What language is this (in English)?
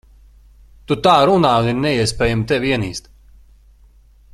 Latvian